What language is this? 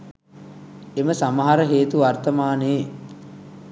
Sinhala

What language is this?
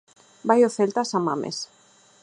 Galician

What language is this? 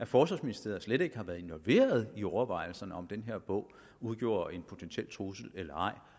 Danish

